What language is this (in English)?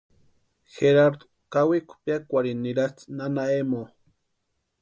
Western Highland Purepecha